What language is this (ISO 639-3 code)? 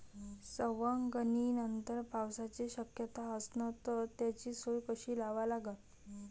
mar